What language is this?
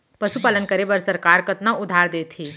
Chhattisgarhi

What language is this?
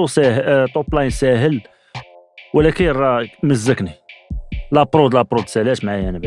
Arabic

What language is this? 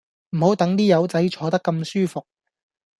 Cantonese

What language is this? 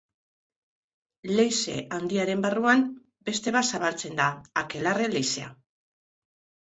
Basque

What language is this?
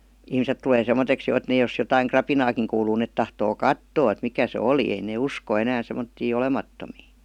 Finnish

